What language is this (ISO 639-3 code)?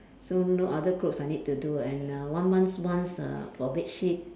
eng